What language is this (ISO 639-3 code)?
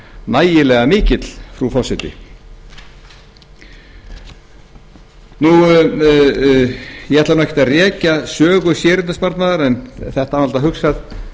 isl